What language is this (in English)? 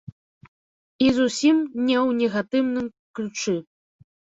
Belarusian